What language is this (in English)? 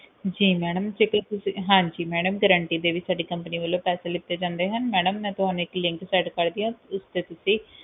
Punjabi